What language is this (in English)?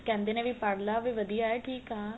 Punjabi